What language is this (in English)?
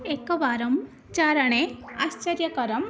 Sanskrit